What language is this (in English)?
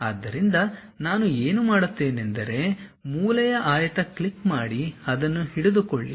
Kannada